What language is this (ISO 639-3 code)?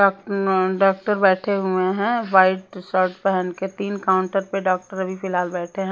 hin